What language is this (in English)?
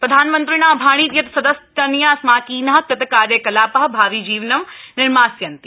Sanskrit